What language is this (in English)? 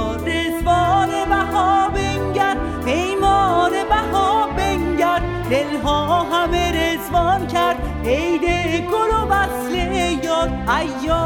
Persian